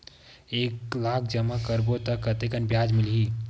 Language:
Chhattisgarhi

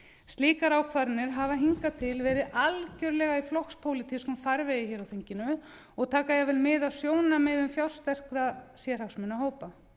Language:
Icelandic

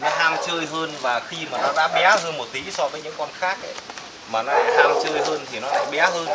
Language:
Vietnamese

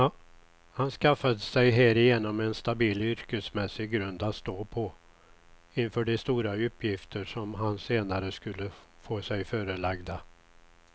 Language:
Swedish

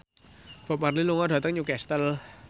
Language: Javanese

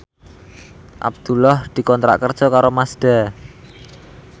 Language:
Javanese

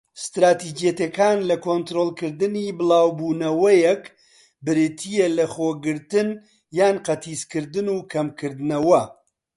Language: Central Kurdish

